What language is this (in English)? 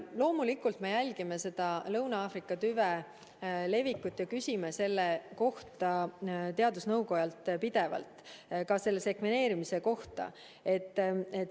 Estonian